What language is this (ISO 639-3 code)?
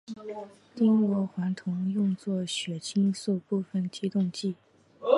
zho